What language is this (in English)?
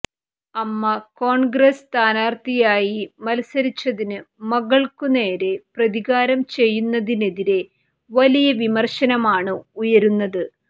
Malayalam